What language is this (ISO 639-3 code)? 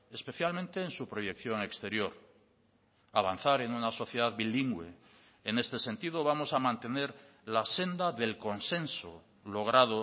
spa